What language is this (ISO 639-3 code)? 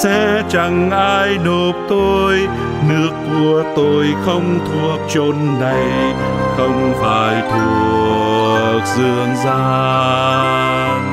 vie